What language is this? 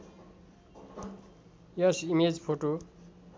Nepali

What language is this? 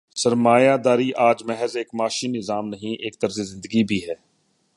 Urdu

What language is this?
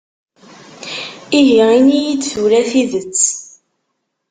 Kabyle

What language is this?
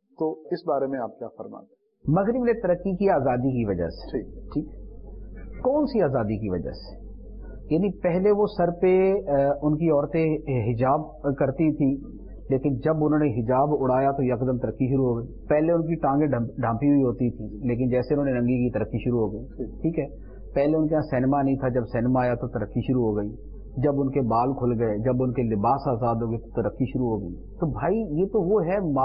Urdu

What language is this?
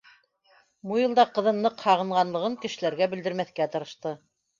Bashkir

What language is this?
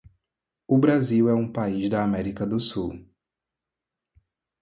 Portuguese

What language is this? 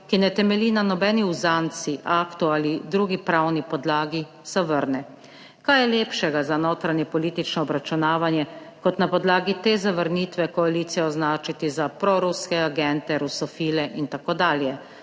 Slovenian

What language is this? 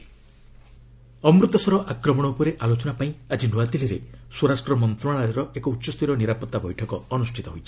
Odia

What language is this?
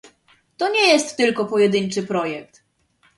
Polish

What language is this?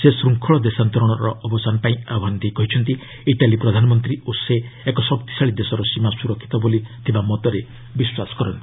Odia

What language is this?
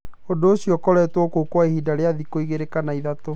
Kikuyu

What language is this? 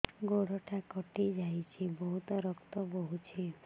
Odia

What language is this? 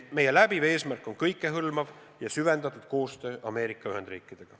Estonian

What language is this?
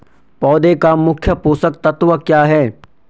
Hindi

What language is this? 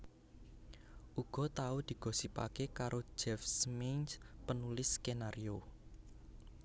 Javanese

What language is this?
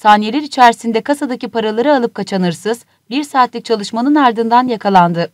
Turkish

